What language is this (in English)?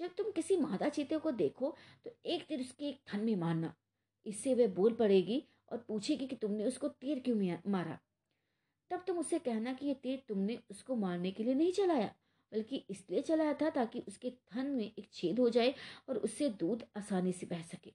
Hindi